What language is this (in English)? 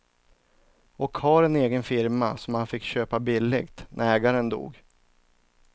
Swedish